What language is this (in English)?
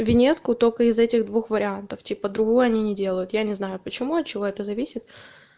Russian